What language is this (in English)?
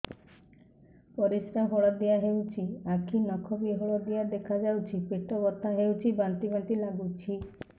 Odia